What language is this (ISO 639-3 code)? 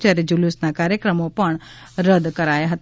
guj